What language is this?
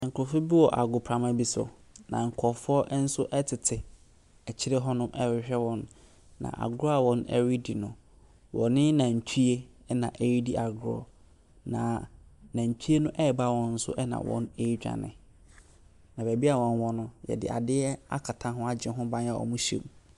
Akan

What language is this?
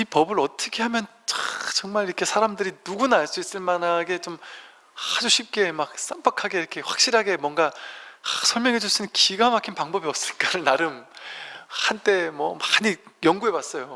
Korean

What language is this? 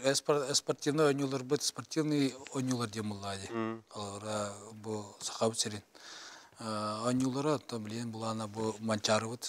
Turkish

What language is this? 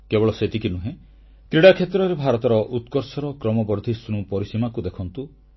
Odia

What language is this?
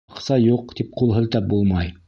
Bashkir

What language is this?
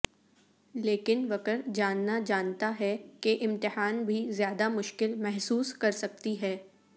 Urdu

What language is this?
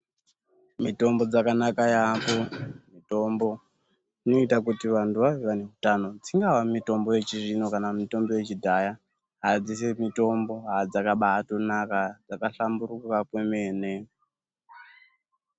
Ndau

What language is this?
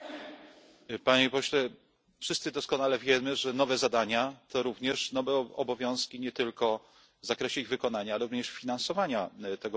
Polish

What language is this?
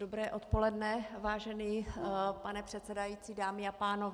Czech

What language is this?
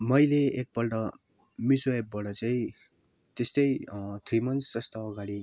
Nepali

